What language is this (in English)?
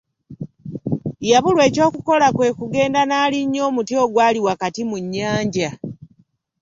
Ganda